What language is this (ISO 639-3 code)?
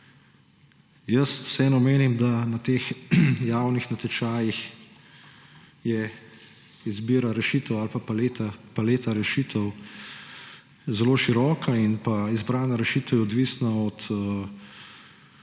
slv